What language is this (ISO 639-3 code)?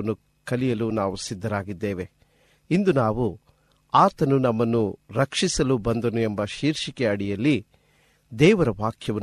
kan